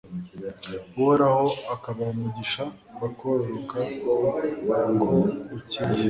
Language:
Kinyarwanda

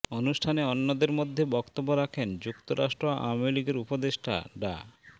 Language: Bangla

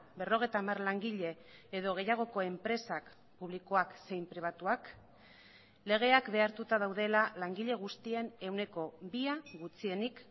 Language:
Basque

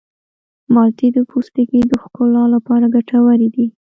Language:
Pashto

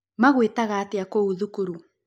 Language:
Kikuyu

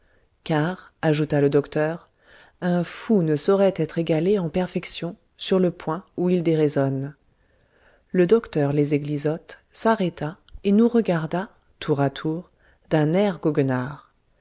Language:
French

